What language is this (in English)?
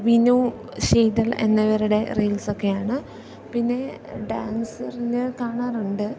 Malayalam